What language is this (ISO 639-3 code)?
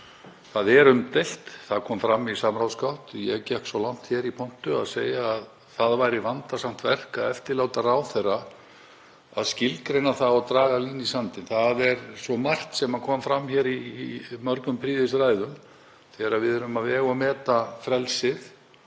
isl